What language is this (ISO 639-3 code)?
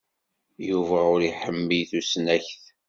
kab